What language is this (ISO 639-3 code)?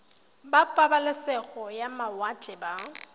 tsn